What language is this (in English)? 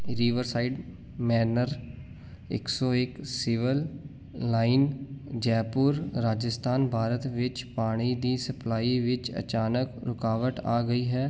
Punjabi